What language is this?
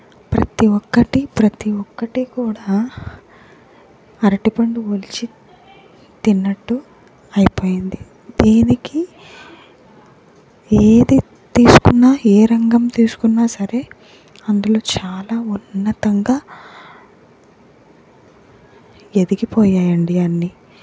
Telugu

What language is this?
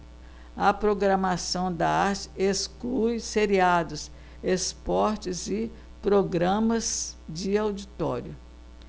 Portuguese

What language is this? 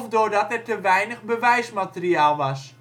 Dutch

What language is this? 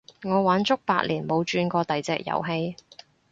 Cantonese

